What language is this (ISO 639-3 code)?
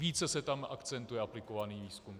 ces